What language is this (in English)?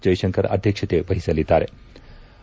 Kannada